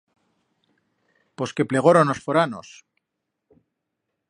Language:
Aragonese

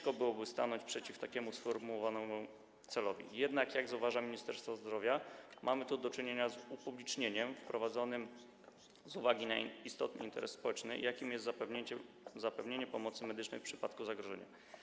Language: Polish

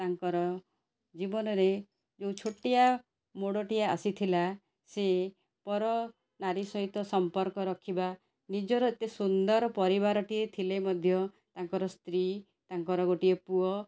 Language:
Odia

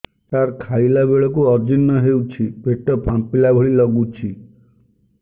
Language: Odia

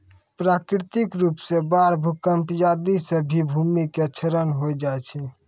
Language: Maithili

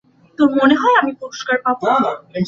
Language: Bangla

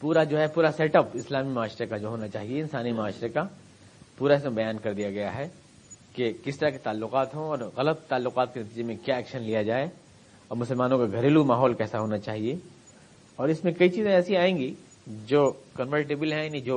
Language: Urdu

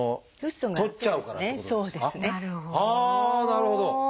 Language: Japanese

